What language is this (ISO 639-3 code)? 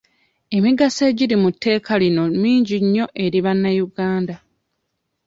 lug